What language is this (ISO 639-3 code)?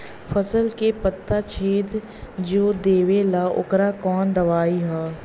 bho